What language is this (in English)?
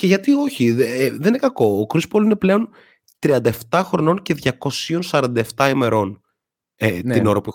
Greek